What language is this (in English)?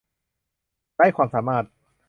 Thai